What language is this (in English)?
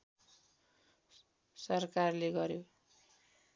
Nepali